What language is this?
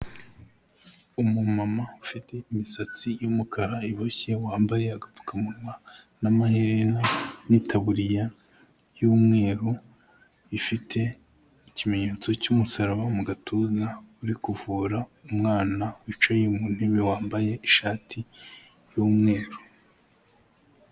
Kinyarwanda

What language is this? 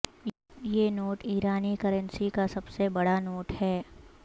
Urdu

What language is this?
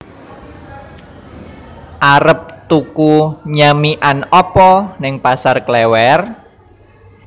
Javanese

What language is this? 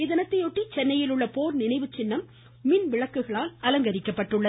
Tamil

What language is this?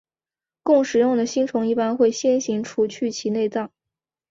Chinese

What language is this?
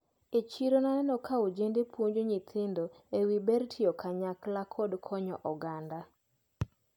Luo (Kenya and Tanzania)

